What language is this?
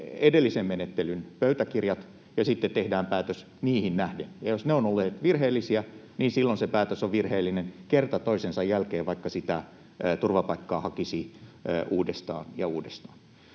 Finnish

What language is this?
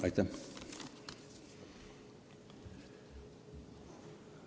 Estonian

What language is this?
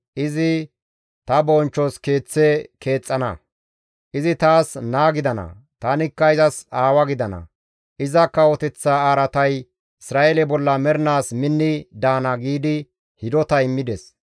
Gamo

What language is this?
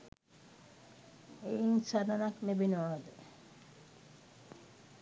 Sinhala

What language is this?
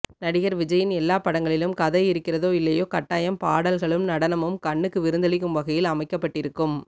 Tamil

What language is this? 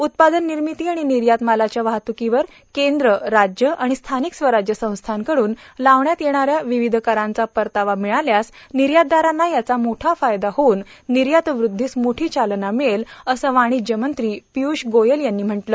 Marathi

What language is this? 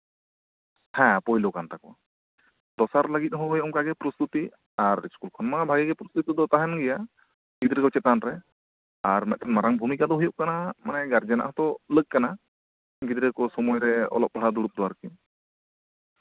Santali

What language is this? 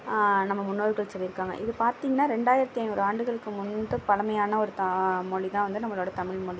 Tamil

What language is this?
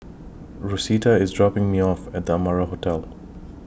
English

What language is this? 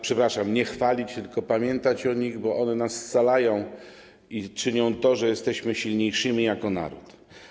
Polish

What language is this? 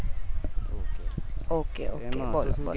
Gujarati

